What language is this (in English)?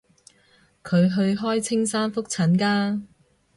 Cantonese